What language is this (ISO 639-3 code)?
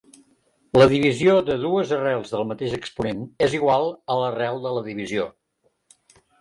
cat